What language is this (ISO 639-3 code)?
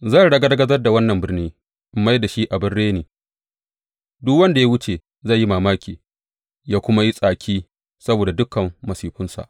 hau